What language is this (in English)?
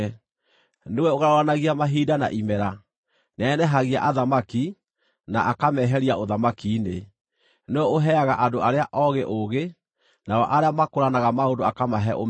Kikuyu